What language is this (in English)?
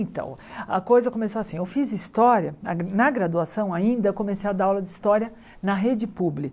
Portuguese